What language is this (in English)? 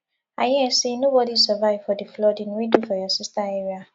Nigerian Pidgin